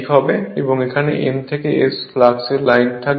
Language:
Bangla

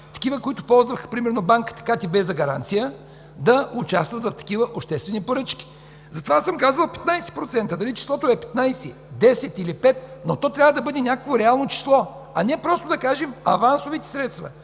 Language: Bulgarian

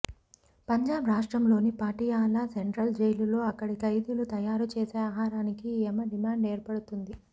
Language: Telugu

